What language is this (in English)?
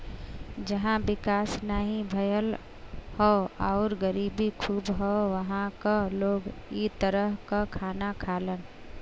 Bhojpuri